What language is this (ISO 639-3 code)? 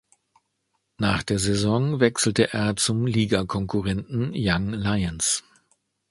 deu